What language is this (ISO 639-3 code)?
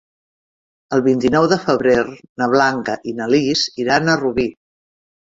cat